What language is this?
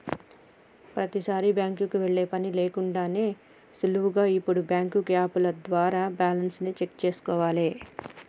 Telugu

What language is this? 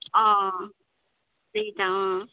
Nepali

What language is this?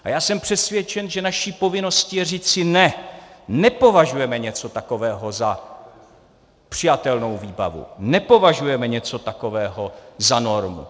Czech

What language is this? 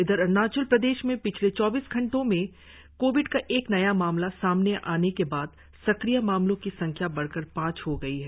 Hindi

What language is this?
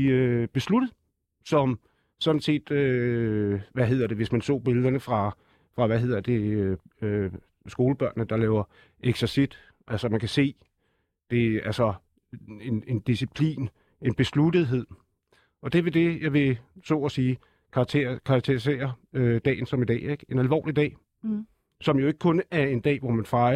Danish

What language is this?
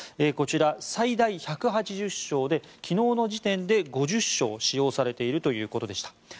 Japanese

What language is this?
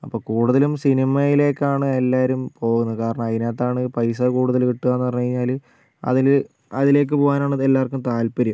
Malayalam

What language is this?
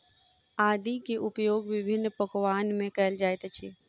Maithili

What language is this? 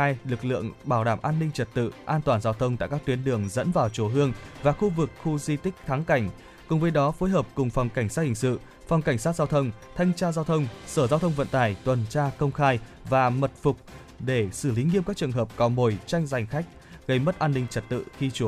Vietnamese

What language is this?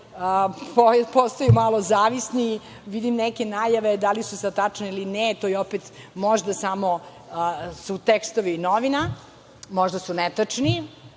Serbian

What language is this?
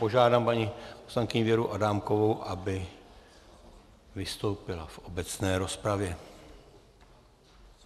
Czech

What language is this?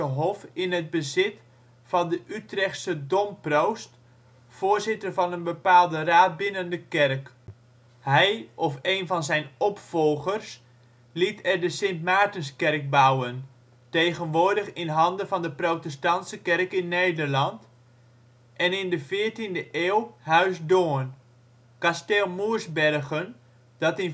Dutch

